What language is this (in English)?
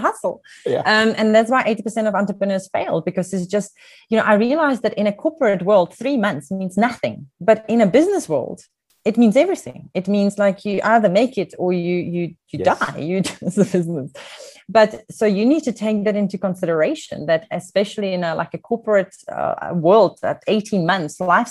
English